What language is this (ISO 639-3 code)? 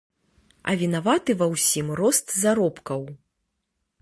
bel